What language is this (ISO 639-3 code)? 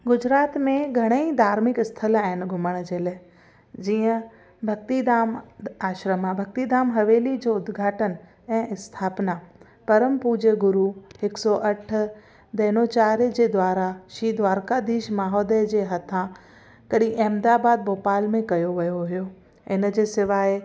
snd